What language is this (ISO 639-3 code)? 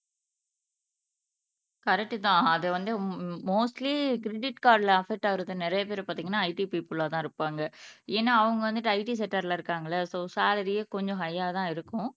tam